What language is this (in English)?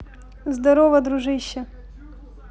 Russian